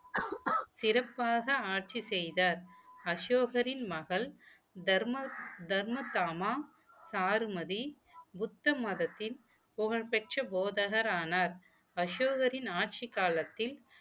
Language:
Tamil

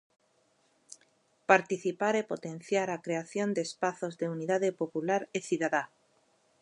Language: Galician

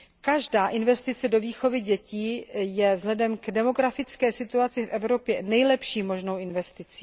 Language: Czech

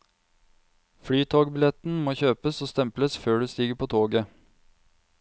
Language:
Norwegian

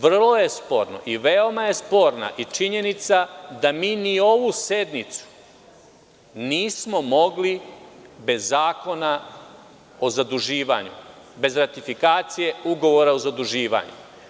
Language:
Serbian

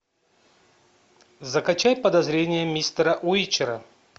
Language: Russian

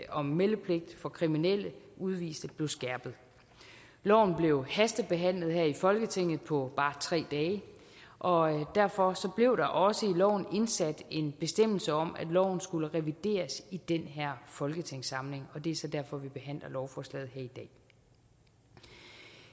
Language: Danish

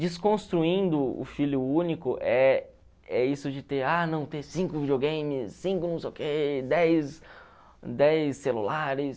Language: Portuguese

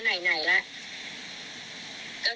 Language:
Thai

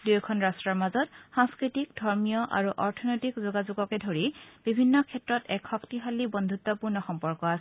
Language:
Assamese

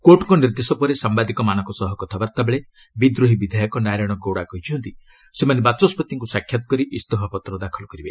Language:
Odia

